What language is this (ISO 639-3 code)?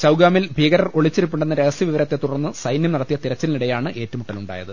mal